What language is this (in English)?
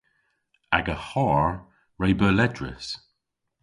Cornish